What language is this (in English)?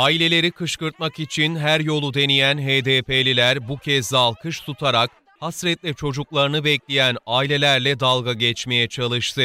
Turkish